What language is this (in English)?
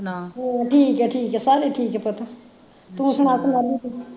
Punjabi